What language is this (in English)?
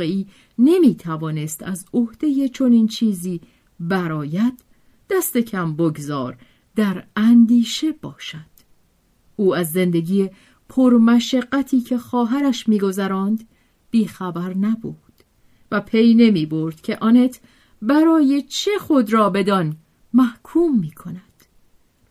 Persian